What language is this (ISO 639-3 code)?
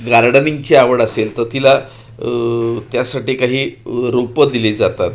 mar